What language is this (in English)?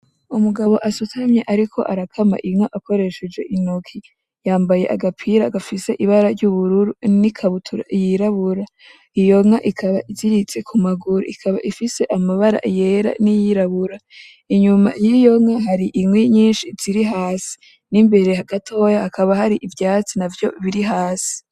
Rundi